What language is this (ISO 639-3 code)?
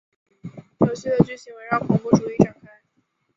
zho